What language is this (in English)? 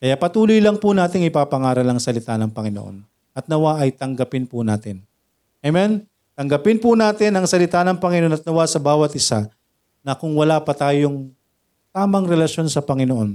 Filipino